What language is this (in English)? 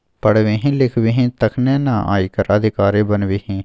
Maithili